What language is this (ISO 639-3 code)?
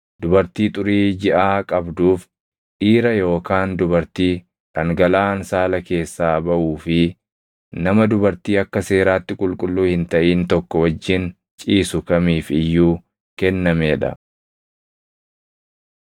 orm